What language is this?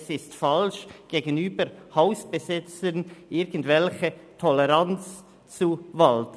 Swiss German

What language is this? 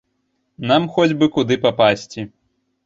Belarusian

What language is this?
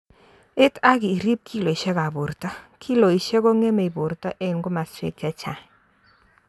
Kalenjin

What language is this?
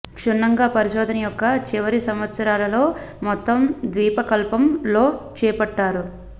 Telugu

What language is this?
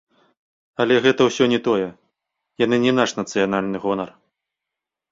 Belarusian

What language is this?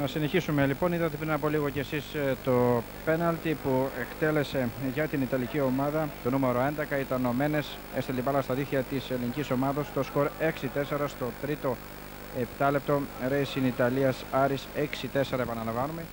Greek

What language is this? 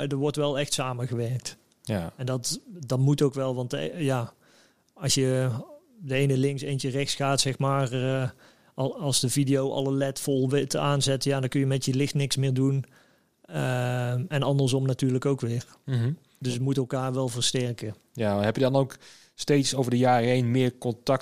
Dutch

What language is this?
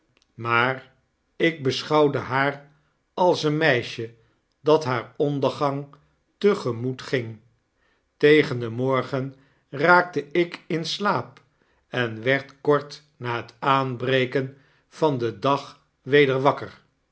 Dutch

